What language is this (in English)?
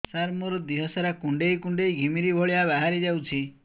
Odia